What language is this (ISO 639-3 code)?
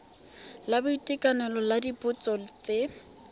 tsn